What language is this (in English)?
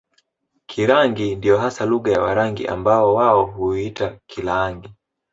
Swahili